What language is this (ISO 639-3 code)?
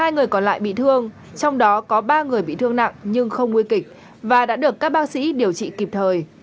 vie